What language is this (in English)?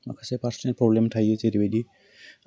Bodo